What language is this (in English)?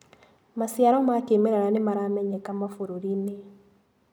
Kikuyu